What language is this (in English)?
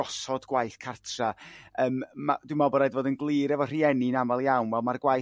Welsh